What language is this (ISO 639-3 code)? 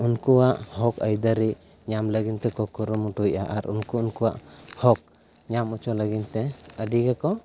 sat